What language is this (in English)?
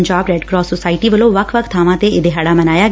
Punjabi